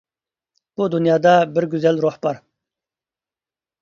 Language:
Uyghur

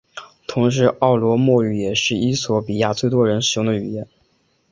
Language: Chinese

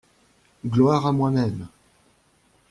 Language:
French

